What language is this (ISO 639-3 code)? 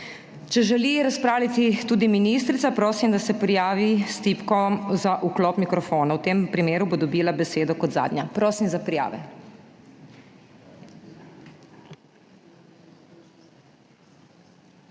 slv